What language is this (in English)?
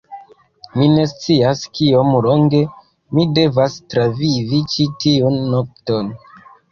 Esperanto